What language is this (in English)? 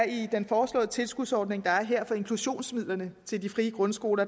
Danish